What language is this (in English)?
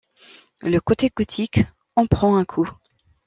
French